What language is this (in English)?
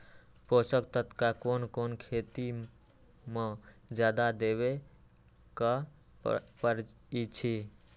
Magahi